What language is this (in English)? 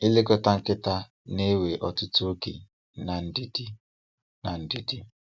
Igbo